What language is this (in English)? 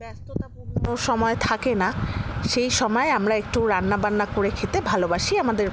Bangla